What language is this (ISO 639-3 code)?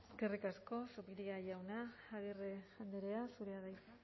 eus